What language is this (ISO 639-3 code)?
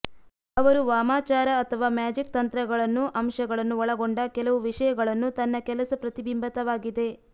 kan